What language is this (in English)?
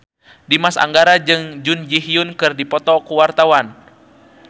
Sundanese